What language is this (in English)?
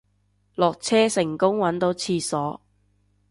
Cantonese